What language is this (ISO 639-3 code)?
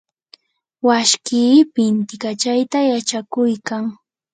qur